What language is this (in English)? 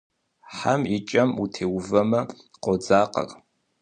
Kabardian